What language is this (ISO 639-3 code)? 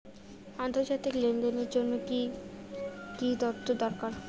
ben